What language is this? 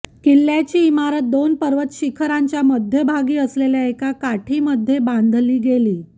Marathi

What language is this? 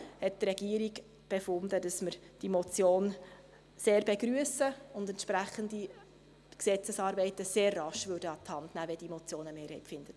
Swiss German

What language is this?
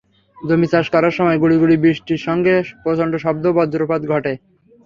Bangla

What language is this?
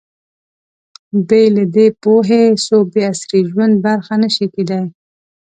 Pashto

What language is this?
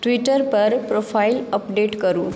Maithili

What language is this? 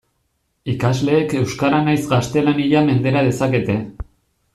Basque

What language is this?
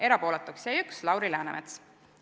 Estonian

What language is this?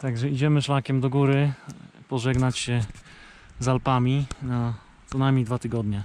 Polish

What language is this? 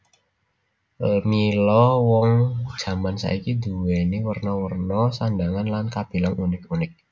Javanese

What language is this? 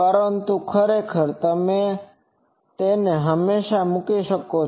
Gujarati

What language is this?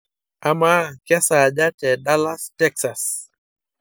Masai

